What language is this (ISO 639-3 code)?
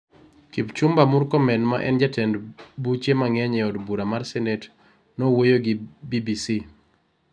luo